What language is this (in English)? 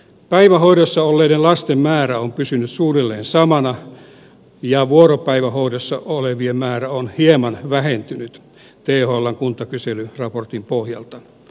Finnish